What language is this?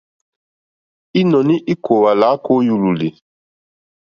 Mokpwe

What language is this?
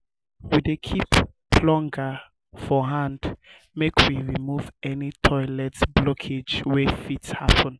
Nigerian Pidgin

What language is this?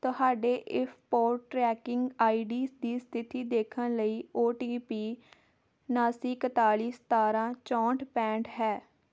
Punjabi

